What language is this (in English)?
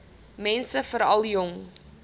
Afrikaans